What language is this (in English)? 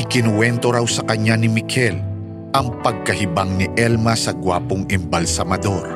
Filipino